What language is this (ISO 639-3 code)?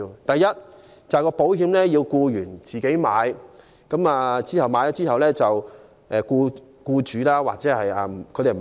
yue